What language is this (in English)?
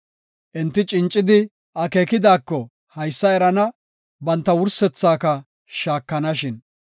Gofa